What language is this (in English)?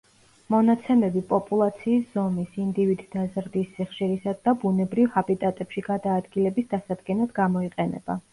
Georgian